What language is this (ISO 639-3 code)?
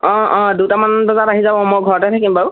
asm